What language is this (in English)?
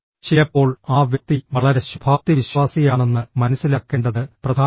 Malayalam